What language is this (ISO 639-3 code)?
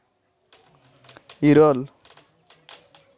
sat